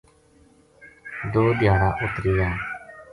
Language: Gujari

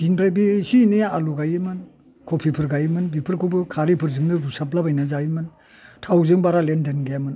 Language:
Bodo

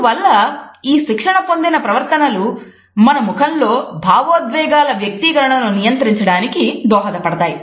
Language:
Telugu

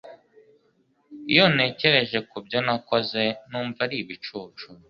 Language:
Kinyarwanda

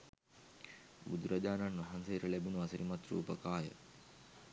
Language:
Sinhala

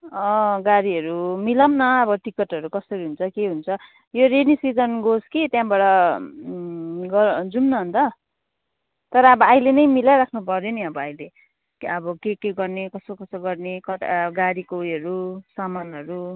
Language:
Nepali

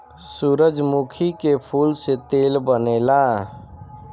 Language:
Bhojpuri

